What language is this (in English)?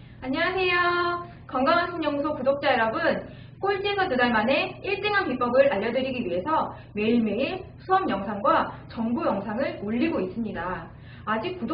Korean